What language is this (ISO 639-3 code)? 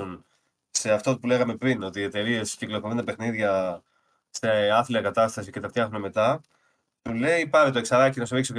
ell